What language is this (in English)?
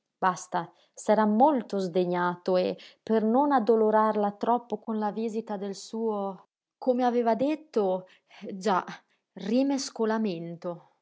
Italian